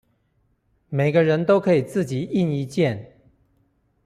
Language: Chinese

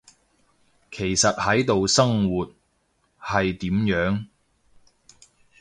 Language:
Cantonese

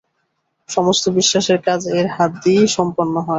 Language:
Bangla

